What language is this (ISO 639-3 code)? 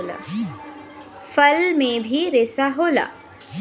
bho